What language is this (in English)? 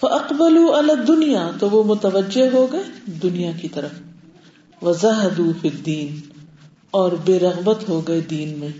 Urdu